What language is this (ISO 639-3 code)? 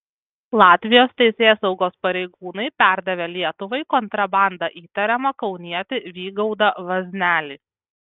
lit